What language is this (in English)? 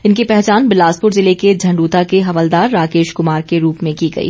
Hindi